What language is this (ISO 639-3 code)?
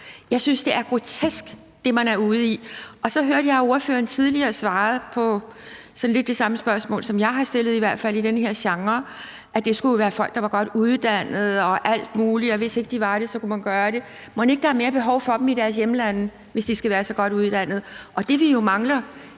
dan